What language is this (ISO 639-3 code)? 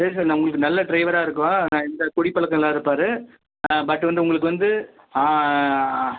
tam